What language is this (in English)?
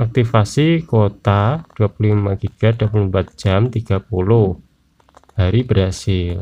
Indonesian